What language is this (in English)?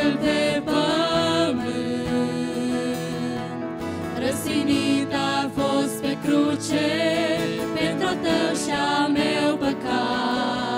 Ukrainian